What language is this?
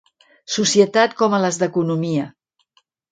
Catalan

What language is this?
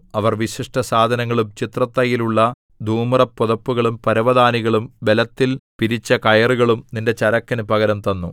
Malayalam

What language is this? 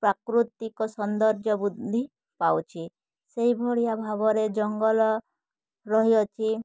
Odia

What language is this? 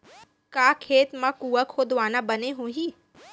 Chhattisgarhi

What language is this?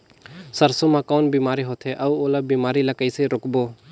Chhattisgarhi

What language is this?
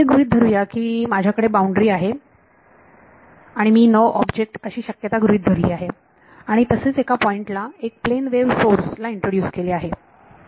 Marathi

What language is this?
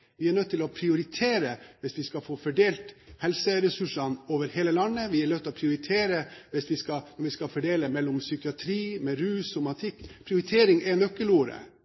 Norwegian Bokmål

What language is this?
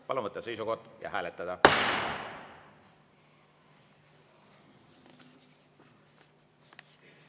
Estonian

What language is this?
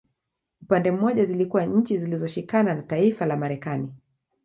Swahili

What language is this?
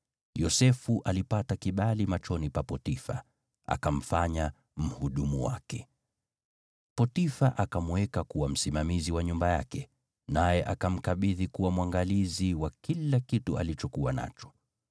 Swahili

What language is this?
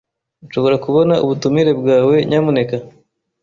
Kinyarwanda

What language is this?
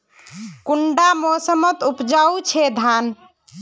Magahi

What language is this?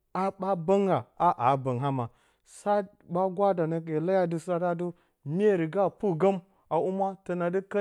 Bacama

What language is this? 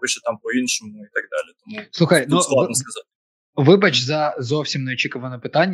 Ukrainian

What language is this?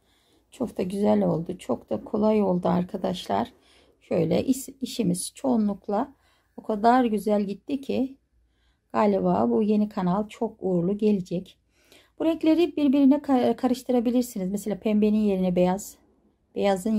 Turkish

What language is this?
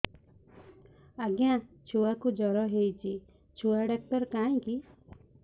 Odia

